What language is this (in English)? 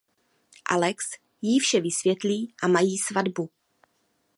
Czech